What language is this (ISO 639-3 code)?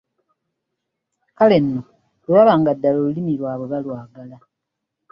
lug